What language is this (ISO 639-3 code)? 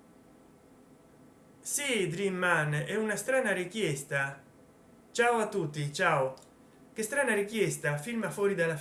ita